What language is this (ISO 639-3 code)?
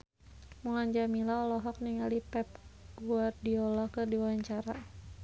sun